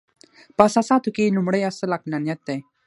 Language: Pashto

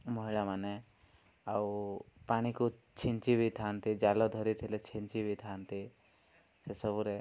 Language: Odia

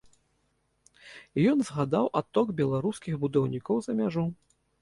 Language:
Belarusian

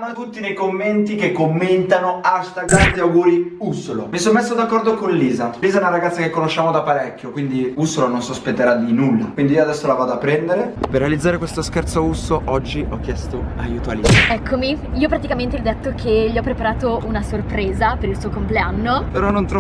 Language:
Italian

